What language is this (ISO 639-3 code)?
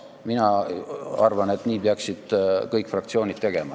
est